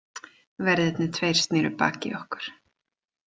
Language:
Icelandic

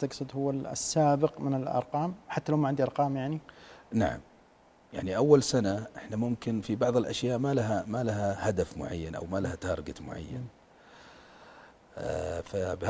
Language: Arabic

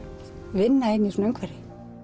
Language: Icelandic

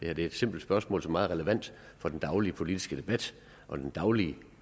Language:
Danish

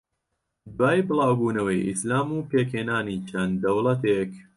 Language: Central Kurdish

